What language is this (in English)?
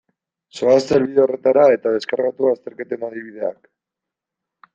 Basque